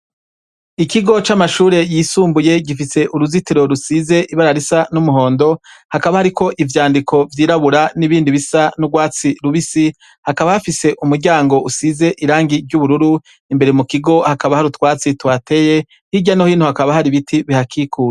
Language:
Rundi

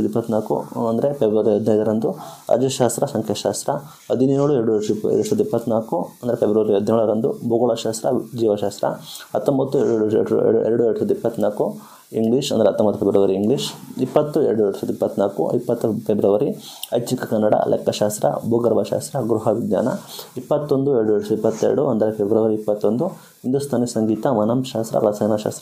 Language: Kannada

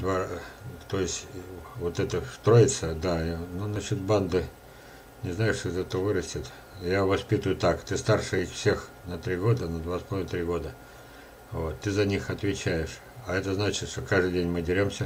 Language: Russian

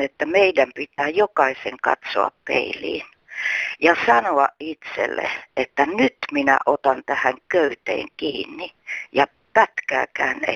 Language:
Finnish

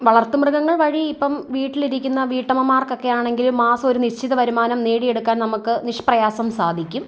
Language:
Malayalam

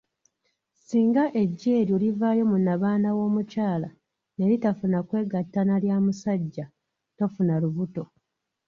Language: Ganda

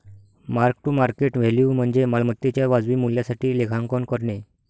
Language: Marathi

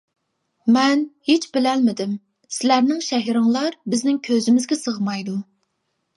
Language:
Uyghur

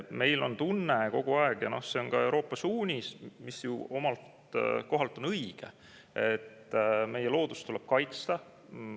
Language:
Estonian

